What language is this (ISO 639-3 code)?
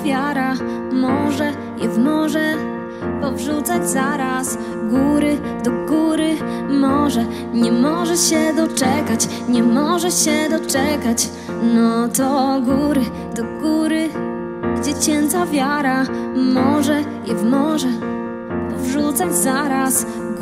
pol